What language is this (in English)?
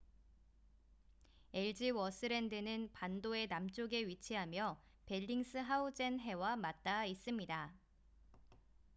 Korean